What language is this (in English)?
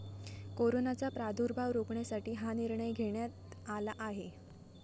Marathi